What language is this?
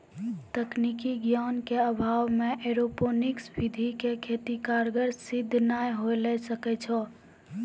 Maithili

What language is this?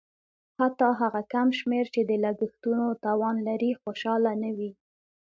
Pashto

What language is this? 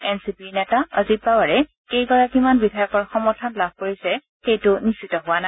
Assamese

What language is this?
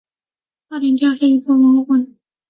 Chinese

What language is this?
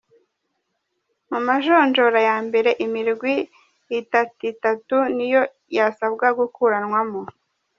Kinyarwanda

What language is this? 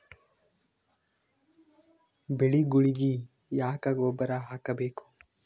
Kannada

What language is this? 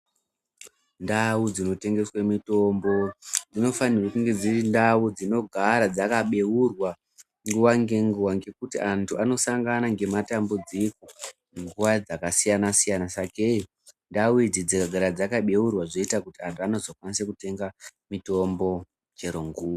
Ndau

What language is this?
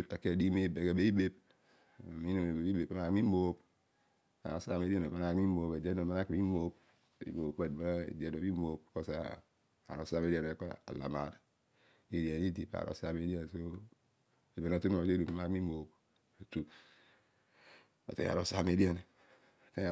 Odual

